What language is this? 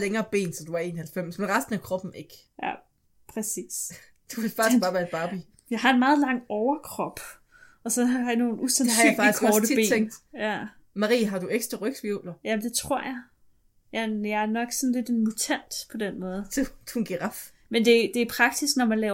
Danish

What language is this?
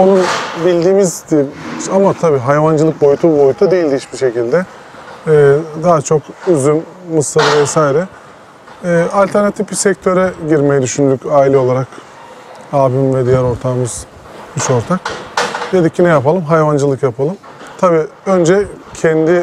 Turkish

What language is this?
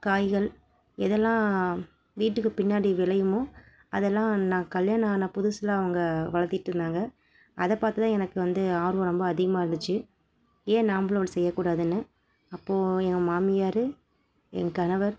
Tamil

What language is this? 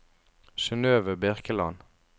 Norwegian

